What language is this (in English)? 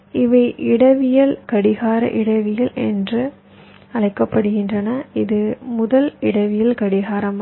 Tamil